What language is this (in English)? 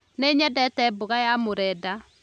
Kikuyu